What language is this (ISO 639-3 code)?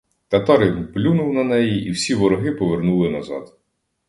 ukr